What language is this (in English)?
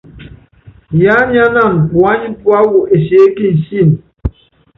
Yangben